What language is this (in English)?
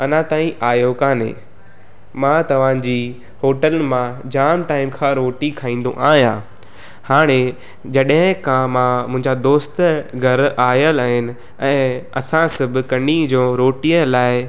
Sindhi